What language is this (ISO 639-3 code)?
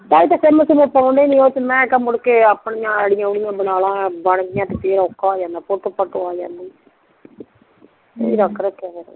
pan